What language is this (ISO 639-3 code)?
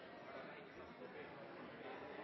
nno